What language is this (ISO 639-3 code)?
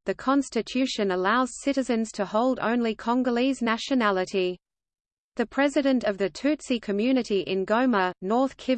eng